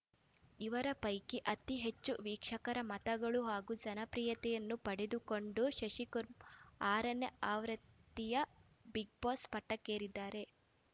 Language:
Kannada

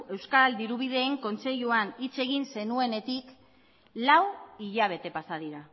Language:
Basque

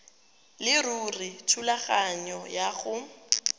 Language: Tswana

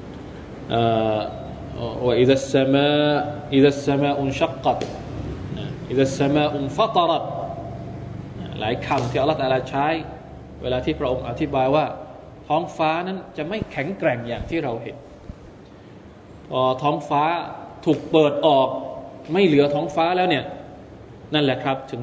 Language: Thai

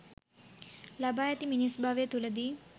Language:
Sinhala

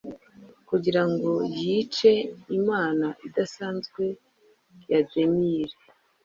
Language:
Kinyarwanda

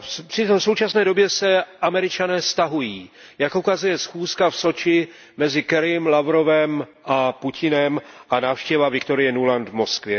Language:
Czech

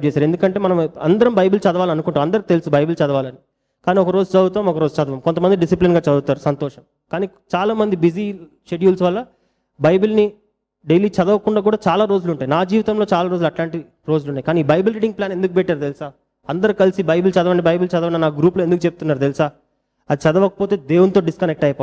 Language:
Telugu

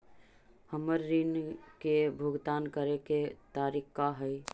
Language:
Magahi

